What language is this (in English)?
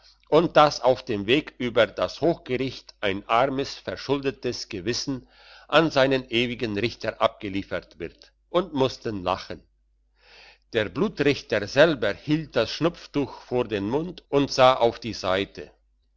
German